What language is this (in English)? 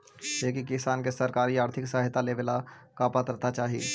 Magahi